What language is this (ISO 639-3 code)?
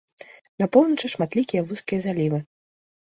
bel